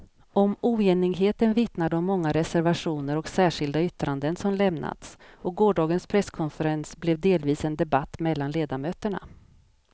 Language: Swedish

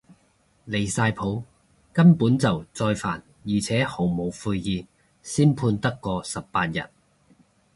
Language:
Cantonese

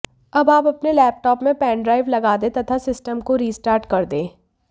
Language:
Hindi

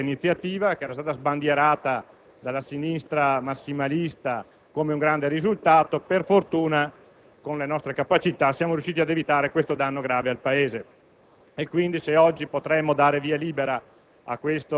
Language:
Italian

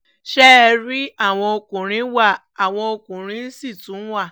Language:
Yoruba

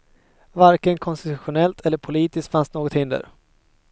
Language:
Swedish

